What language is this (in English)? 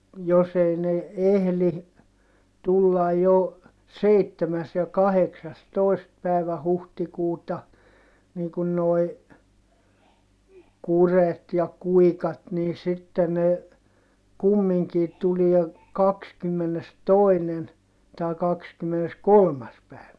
Finnish